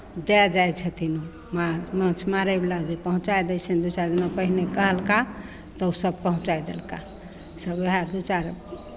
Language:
Maithili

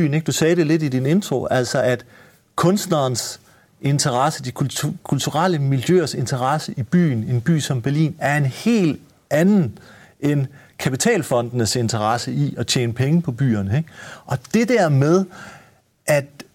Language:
Danish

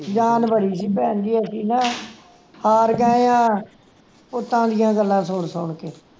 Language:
Punjabi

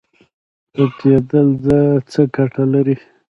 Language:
Pashto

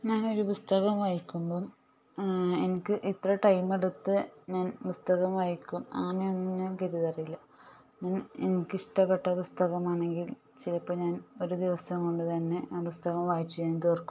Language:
Malayalam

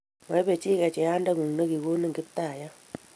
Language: Kalenjin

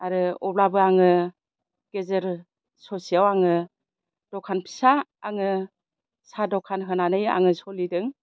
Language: Bodo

